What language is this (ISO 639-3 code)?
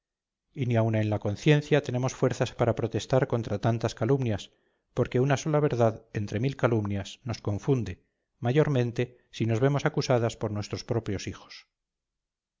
spa